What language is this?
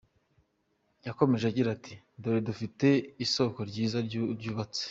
Kinyarwanda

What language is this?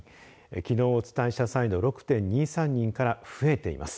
Japanese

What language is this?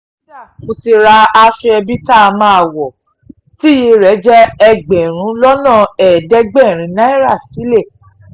Yoruba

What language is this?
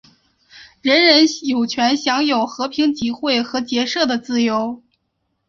Chinese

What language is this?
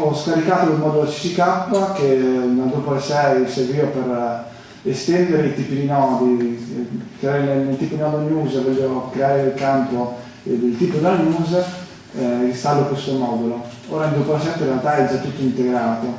Italian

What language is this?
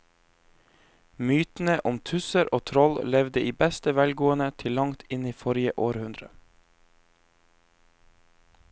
Norwegian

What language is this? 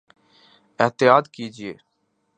Urdu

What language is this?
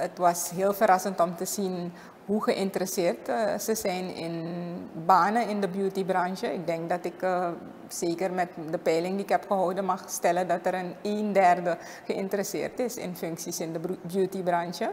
Dutch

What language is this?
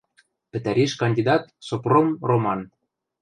Western Mari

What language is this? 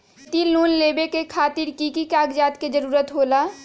Magahi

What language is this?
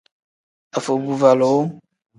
Tem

